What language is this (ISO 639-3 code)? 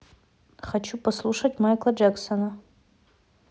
rus